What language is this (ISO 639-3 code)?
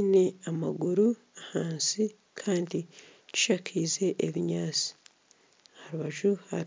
nyn